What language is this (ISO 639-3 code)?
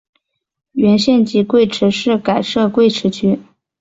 zho